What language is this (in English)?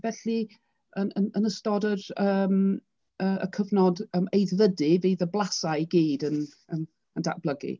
Welsh